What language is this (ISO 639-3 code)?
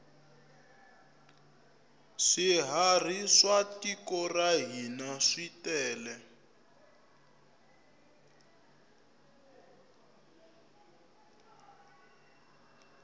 tso